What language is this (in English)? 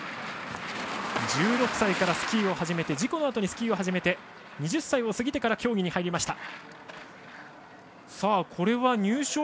Japanese